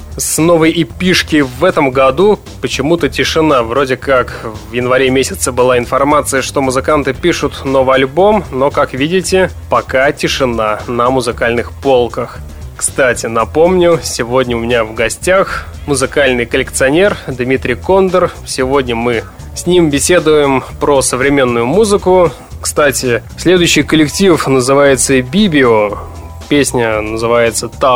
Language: Russian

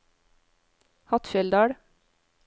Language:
Norwegian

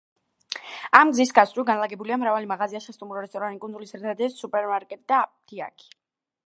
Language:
Georgian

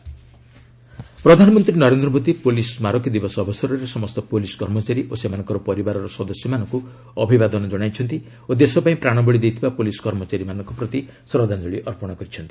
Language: Odia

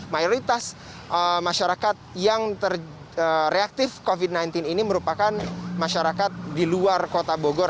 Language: Indonesian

